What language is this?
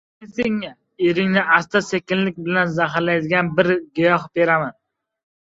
Uzbek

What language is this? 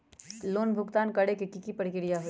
Magahi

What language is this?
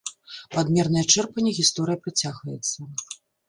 Belarusian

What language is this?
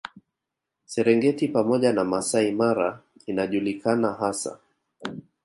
Swahili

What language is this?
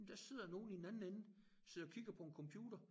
Danish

